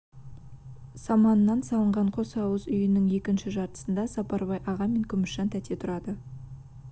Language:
Kazakh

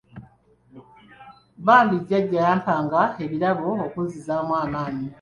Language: Ganda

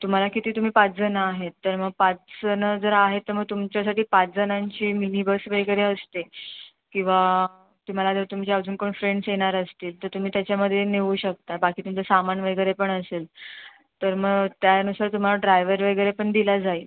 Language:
Marathi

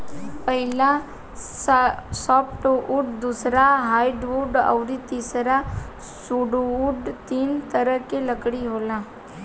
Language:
Bhojpuri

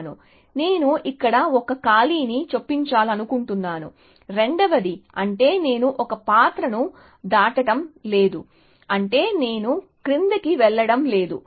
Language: Telugu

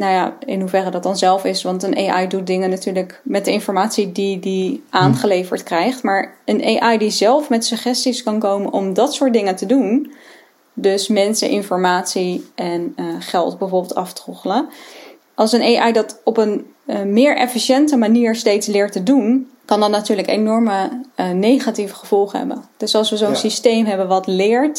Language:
Dutch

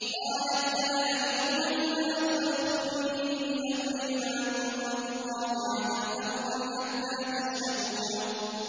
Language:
Arabic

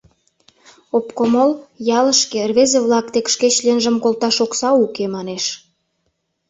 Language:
Mari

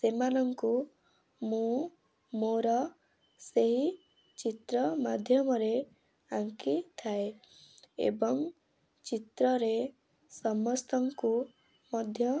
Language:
Odia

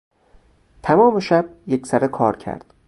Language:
Persian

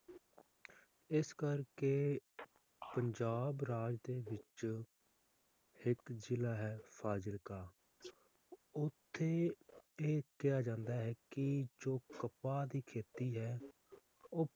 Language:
Punjabi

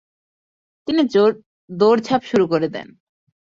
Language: Bangla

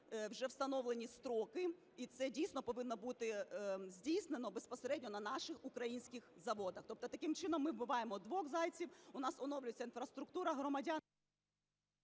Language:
Ukrainian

